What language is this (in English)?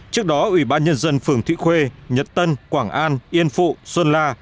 Vietnamese